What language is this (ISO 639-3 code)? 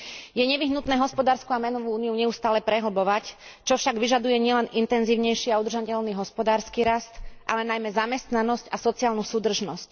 slk